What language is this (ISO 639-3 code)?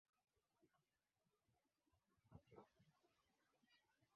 swa